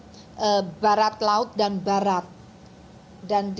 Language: Indonesian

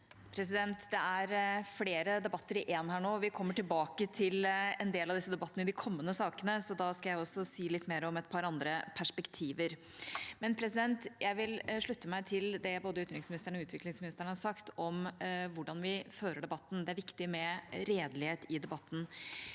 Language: Norwegian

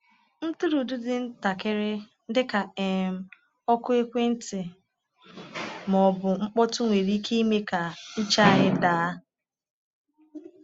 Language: Igbo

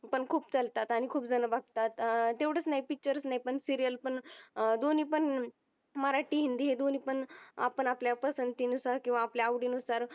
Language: Marathi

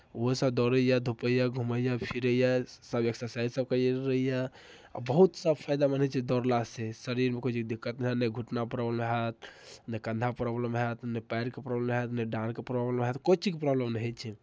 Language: Maithili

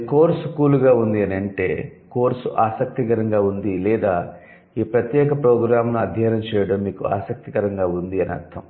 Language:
Telugu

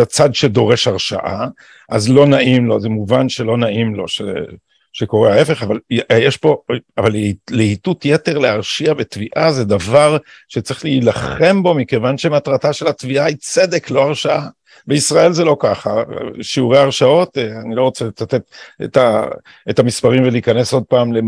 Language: Hebrew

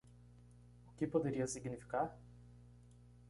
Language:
Portuguese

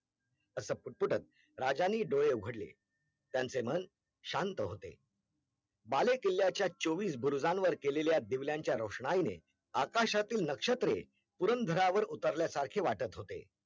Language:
Marathi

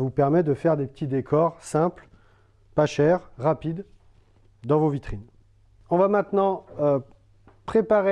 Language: French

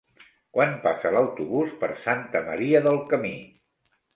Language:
Catalan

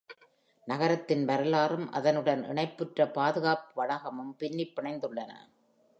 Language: Tamil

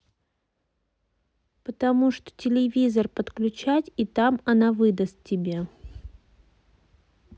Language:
Russian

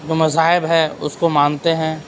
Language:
Urdu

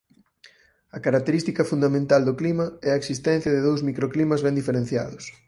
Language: Galician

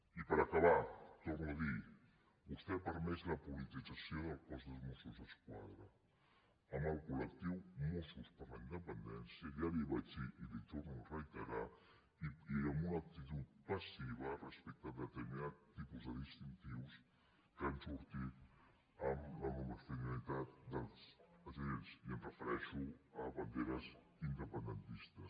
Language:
Catalan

